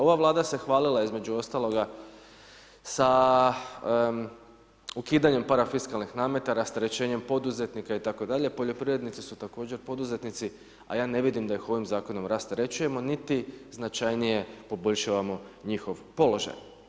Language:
Croatian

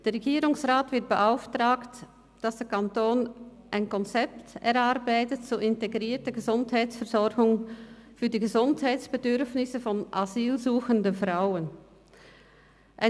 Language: Swiss German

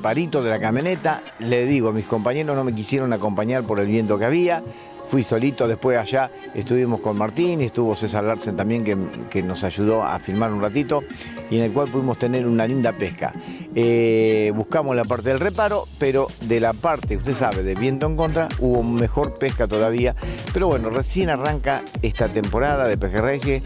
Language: Spanish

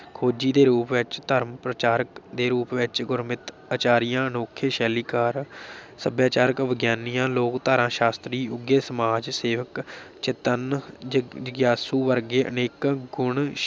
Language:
Punjabi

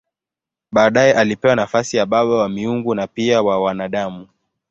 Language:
Swahili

